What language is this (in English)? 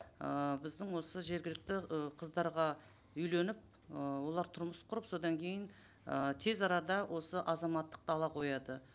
Kazakh